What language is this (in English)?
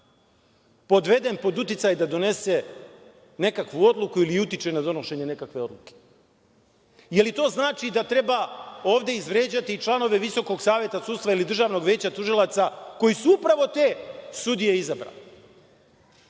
Serbian